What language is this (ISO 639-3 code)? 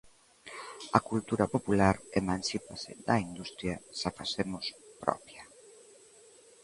glg